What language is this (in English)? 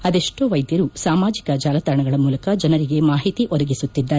Kannada